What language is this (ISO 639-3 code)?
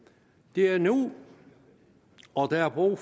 dan